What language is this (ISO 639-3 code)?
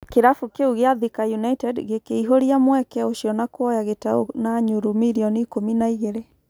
kik